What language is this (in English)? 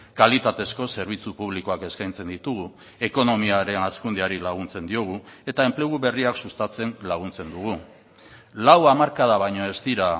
Basque